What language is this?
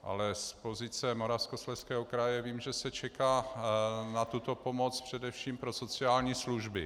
Czech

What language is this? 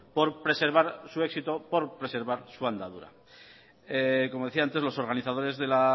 Spanish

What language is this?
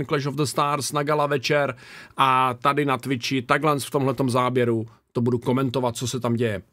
Czech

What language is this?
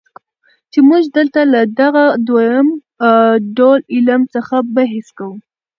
Pashto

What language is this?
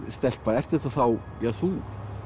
Icelandic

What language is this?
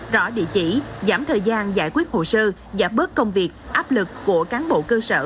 Vietnamese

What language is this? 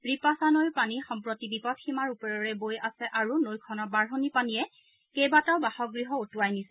Assamese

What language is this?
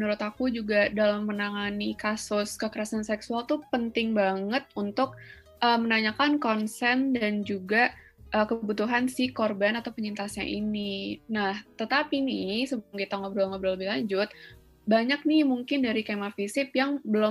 Indonesian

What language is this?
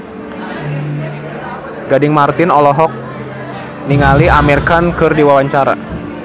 Sundanese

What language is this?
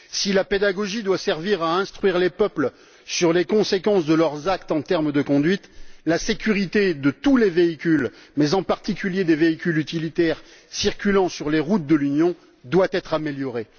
French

